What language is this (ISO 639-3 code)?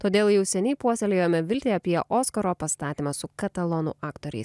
lit